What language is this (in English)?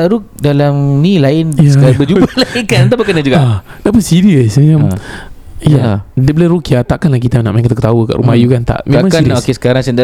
Malay